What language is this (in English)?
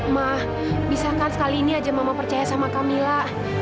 Indonesian